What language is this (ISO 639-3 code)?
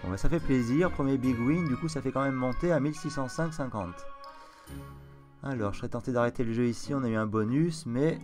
fra